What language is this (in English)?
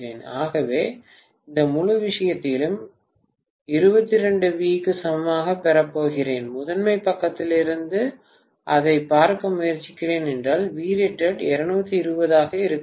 Tamil